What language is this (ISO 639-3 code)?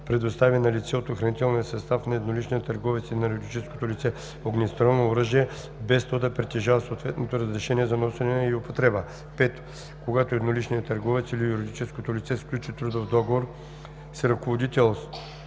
bul